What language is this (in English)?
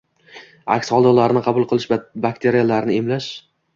Uzbek